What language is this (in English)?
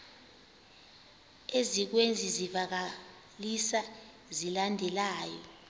Xhosa